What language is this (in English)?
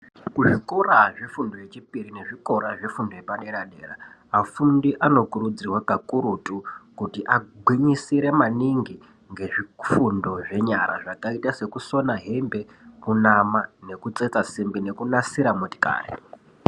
Ndau